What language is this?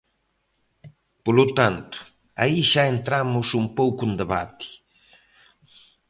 Galician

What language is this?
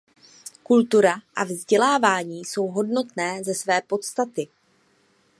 Czech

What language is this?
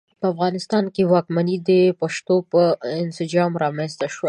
Pashto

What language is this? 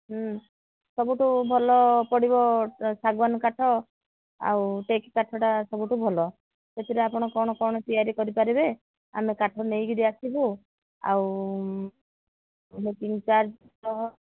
Odia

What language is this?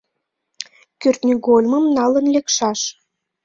Mari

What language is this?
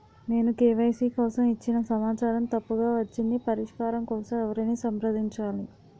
Telugu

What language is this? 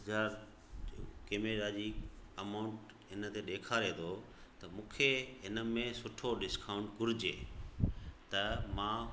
Sindhi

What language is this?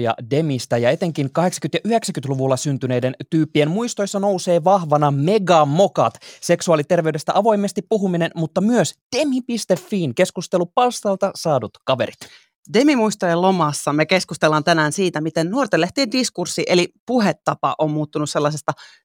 Finnish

